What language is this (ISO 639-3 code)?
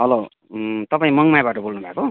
nep